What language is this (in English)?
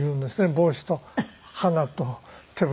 Japanese